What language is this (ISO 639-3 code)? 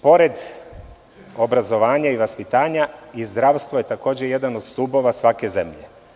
srp